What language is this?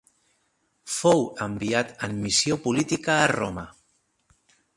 Catalan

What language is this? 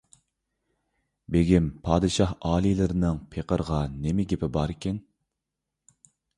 Uyghur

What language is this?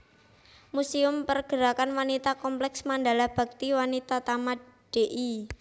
Javanese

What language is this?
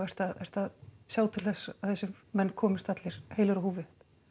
Icelandic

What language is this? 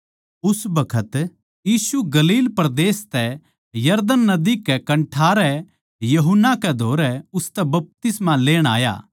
Haryanvi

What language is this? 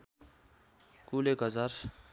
Nepali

